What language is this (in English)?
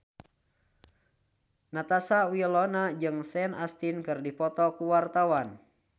Sundanese